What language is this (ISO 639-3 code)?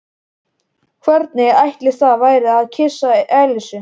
isl